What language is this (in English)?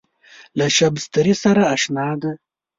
Pashto